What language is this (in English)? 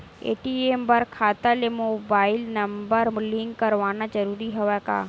Chhattisgarhi